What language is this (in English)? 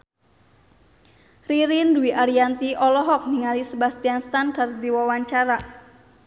Sundanese